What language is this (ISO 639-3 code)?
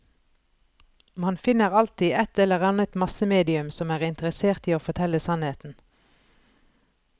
nor